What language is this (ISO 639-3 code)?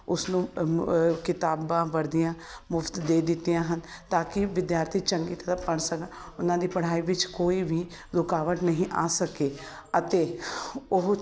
pan